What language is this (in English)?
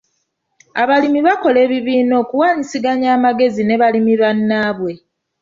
Ganda